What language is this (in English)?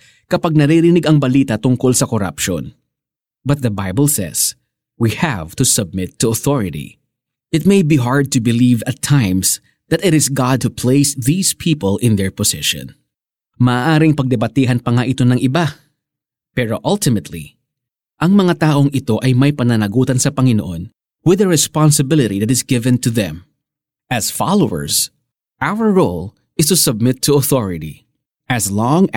Filipino